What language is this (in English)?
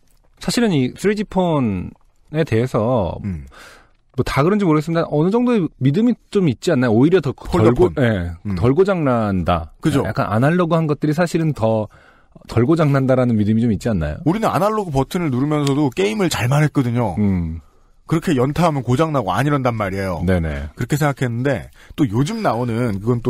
Korean